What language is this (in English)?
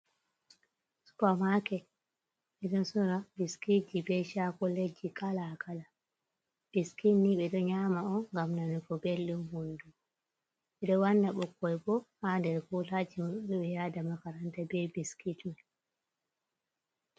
Fula